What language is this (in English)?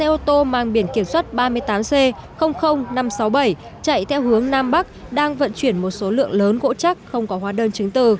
Vietnamese